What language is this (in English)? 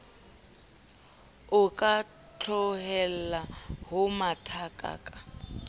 Southern Sotho